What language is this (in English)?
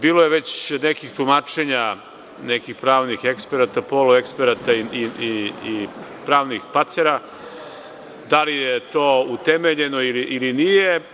Serbian